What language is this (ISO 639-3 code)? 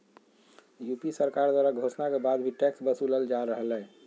mag